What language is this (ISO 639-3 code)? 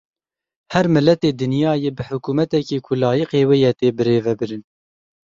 kur